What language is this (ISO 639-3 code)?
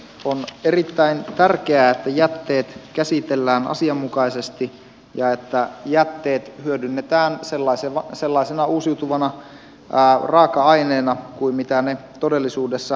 fin